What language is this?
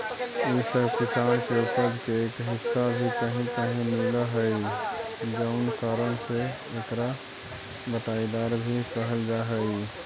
Magahi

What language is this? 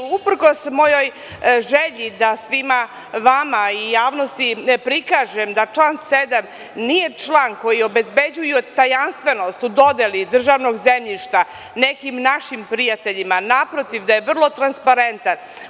Serbian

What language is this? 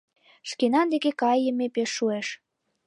Mari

